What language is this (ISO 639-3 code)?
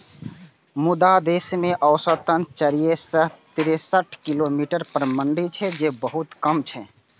mai